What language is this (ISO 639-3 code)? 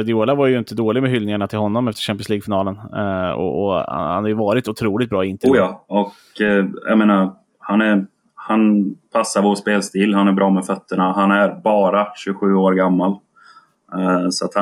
swe